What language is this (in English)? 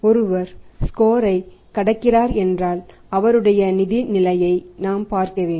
Tamil